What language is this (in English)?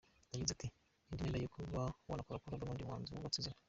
Kinyarwanda